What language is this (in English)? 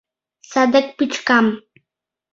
Mari